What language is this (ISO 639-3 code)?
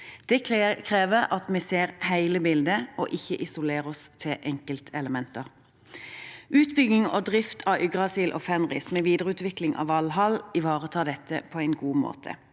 nor